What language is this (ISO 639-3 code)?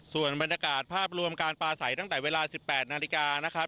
tha